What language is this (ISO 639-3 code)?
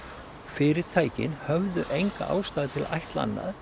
isl